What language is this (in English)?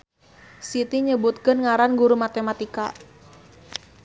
Sundanese